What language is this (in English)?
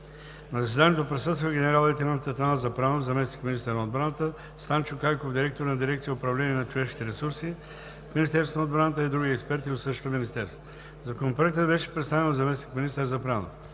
Bulgarian